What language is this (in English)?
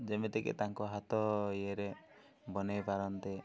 Odia